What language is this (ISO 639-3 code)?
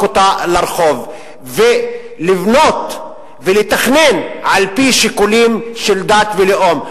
heb